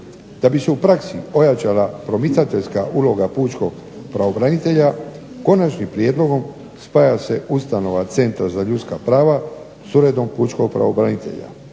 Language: Croatian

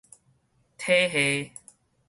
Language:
Min Nan Chinese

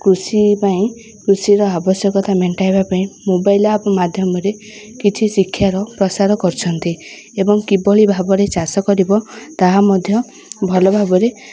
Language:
Odia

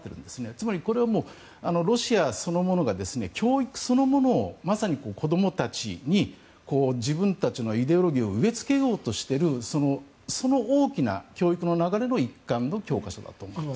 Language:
Japanese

